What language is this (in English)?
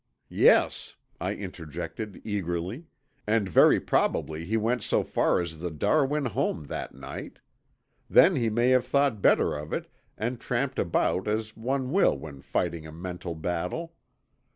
English